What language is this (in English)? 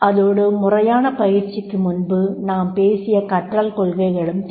Tamil